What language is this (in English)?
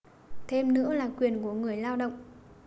Vietnamese